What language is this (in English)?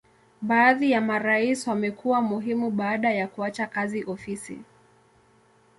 Swahili